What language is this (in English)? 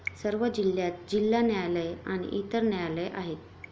Marathi